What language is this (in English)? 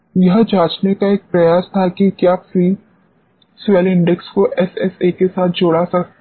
Hindi